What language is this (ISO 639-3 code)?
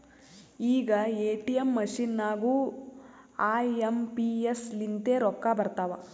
kan